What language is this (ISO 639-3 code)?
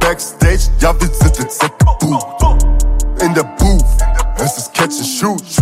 ell